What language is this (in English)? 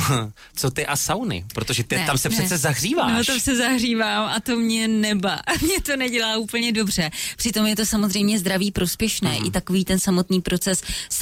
Czech